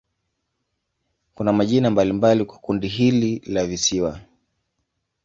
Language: Swahili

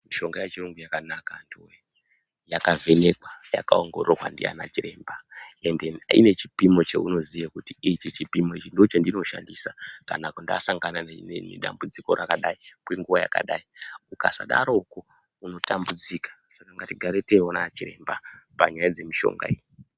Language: Ndau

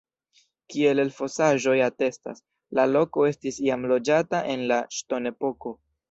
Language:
Esperanto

